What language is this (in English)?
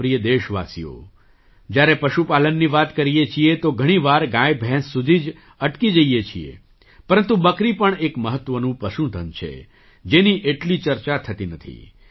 Gujarati